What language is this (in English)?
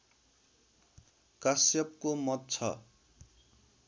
Nepali